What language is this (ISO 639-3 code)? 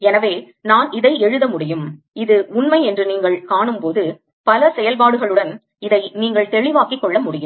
tam